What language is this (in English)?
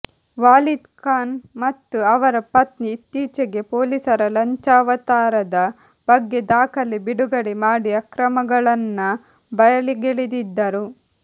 Kannada